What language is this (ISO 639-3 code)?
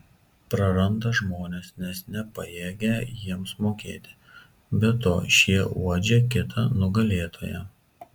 lit